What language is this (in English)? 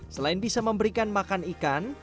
Indonesian